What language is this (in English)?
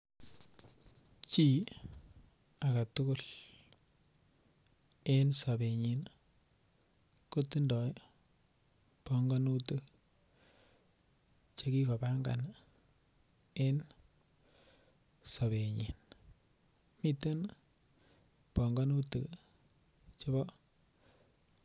Kalenjin